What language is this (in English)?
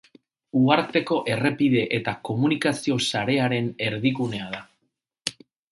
Basque